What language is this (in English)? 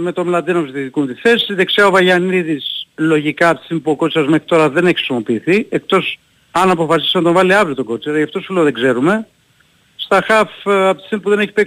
Greek